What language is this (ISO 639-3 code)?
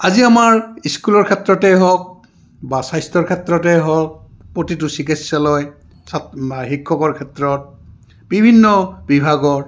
asm